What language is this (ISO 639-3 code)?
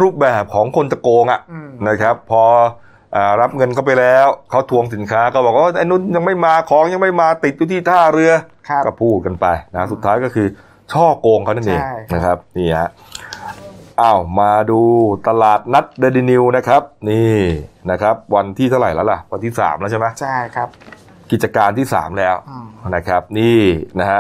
tha